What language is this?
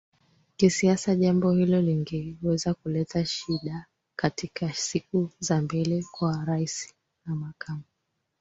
Swahili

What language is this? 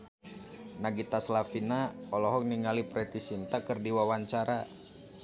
Sundanese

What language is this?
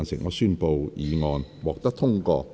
Cantonese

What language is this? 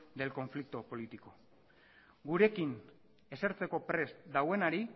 Basque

